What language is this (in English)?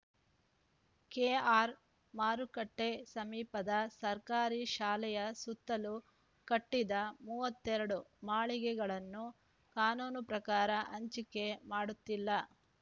Kannada